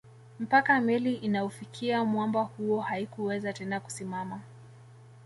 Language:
Swahili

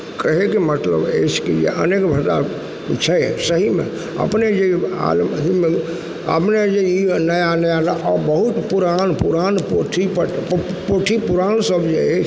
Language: Maithili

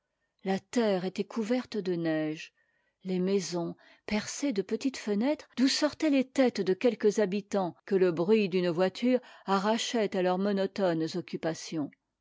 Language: French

